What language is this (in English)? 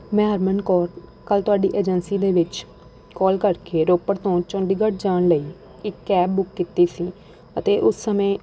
Punjabi